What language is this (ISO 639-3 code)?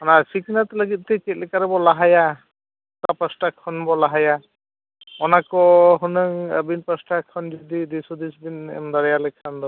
sat